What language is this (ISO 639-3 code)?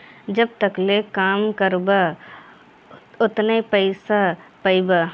bho